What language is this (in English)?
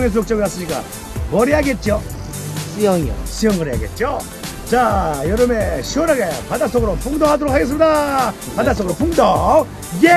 Korean